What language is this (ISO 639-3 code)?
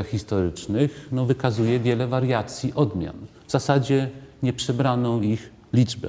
pol